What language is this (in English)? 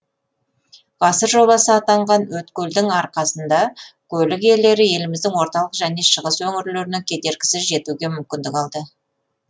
Kazakh